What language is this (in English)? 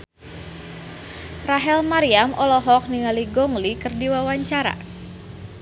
Sundanese